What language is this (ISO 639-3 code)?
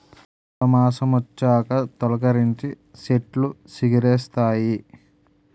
tel